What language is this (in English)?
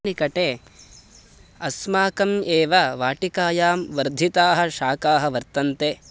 Sanskrit